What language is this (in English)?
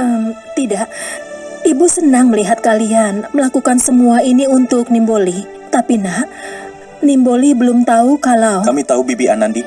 Indonesian